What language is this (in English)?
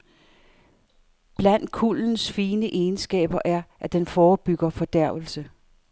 Danish